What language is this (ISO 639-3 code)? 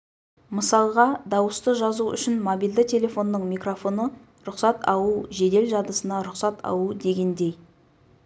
kaz